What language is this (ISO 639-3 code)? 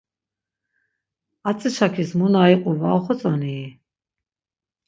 lzz